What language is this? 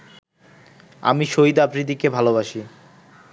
Bangla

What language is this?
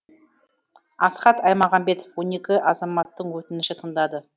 Kazakh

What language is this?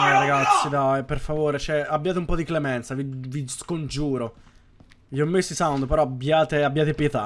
Italian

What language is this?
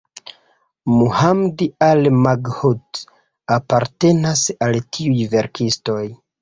Esperanto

